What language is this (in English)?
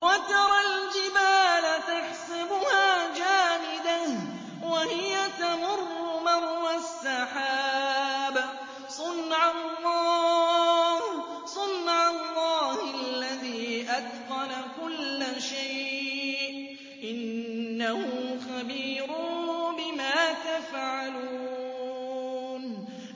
Arabic